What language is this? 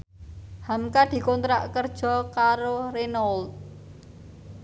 Javanese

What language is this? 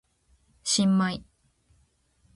Japanese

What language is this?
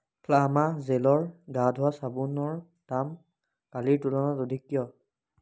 Assamese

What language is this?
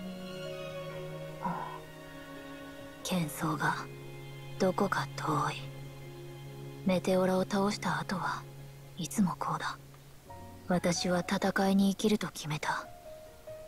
Japanese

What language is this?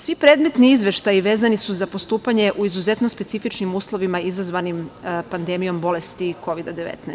Serbian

